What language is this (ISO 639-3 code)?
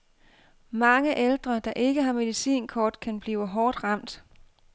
dan